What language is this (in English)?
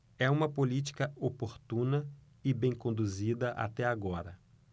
Portuguese